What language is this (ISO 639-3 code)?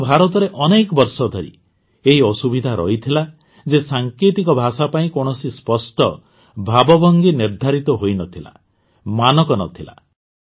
ori